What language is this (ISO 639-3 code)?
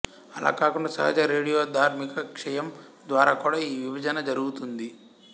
tel